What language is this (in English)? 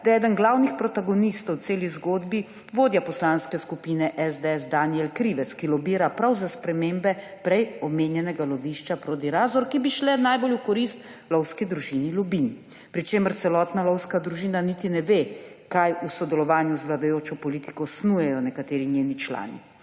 Slovenian